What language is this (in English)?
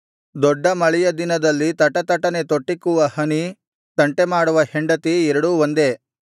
Kannada